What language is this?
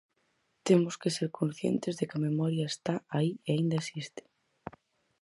Galician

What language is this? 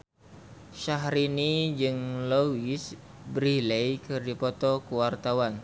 Sundanese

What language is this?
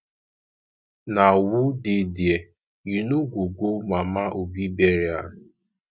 Nigerian Pidgin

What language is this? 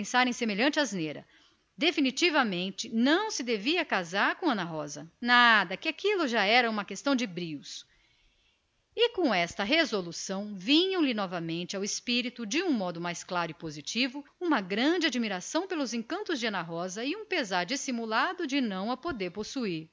Portuguese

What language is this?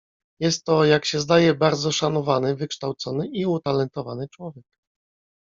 Polish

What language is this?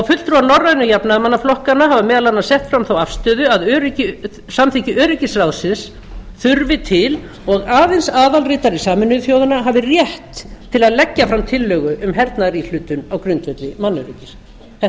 Icelandic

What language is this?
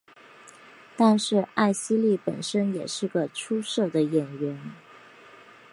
Chinese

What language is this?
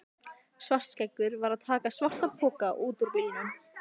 Icelandic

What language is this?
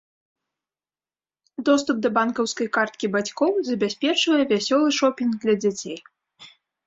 Belarusian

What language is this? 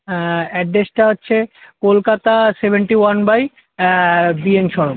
Bangla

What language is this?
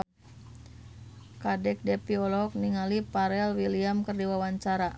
Sundanese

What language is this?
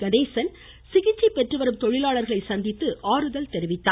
Tamil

